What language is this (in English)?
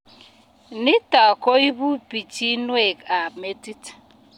Kalenjin